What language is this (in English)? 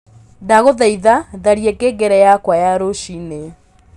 Kikuyu